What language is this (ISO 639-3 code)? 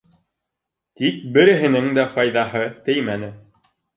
bak